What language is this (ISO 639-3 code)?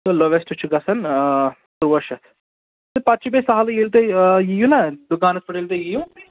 kas